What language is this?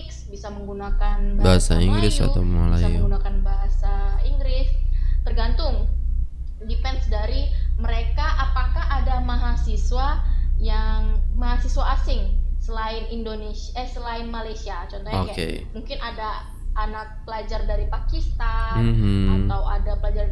Indonesian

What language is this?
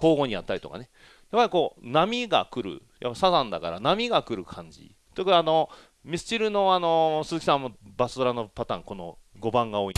Japanese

